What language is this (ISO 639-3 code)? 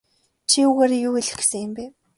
mon